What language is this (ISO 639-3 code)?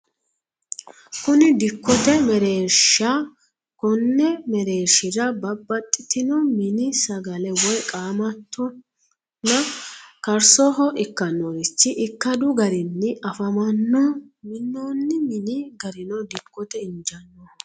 sid